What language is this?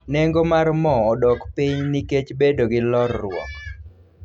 Luo (Kenya and Tanzania)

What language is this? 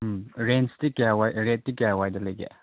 Manipuri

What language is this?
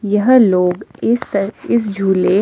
Hindi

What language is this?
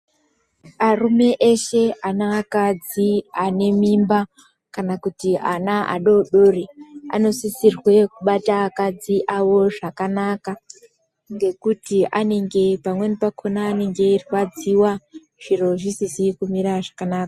Ndau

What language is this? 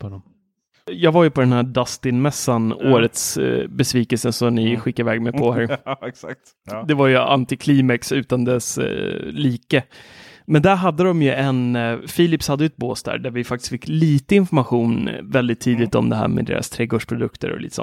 Swedish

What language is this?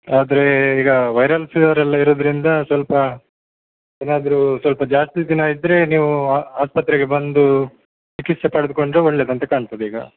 Kannada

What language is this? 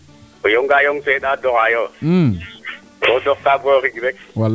Serer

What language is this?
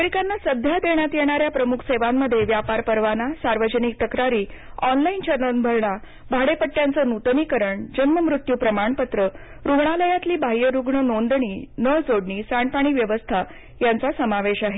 Marathi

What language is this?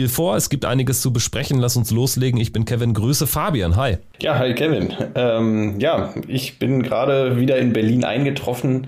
German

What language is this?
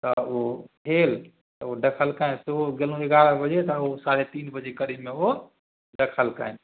Maithili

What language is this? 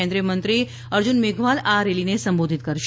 Gujarati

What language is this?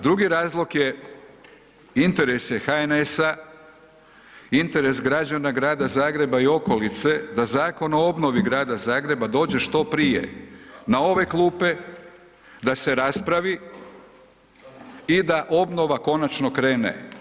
Croatian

